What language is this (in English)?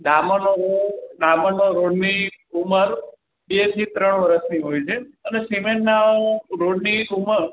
Gujarati